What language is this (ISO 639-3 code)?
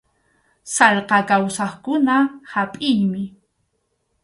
qxu